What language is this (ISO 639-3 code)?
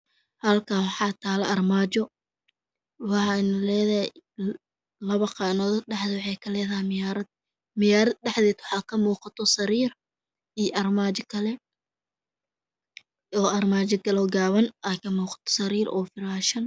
som